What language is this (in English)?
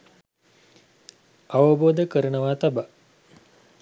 Sinhala